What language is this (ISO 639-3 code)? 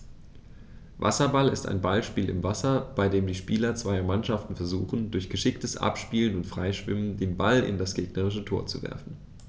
deu